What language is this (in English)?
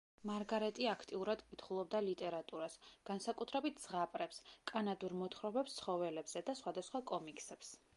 Georgian